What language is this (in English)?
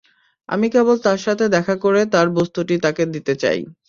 Bangla